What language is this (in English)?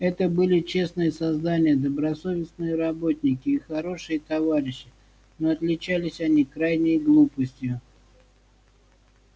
Russian